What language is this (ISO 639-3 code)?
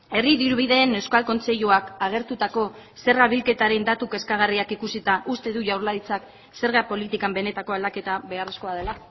eus